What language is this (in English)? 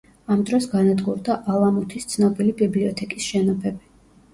Georgian